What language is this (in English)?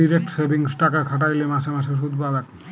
Bangla